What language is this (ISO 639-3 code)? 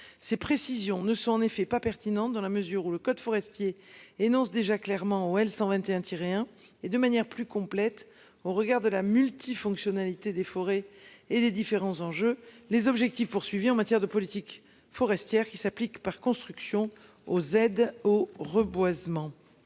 fra